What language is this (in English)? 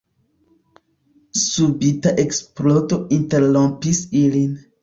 Esperanto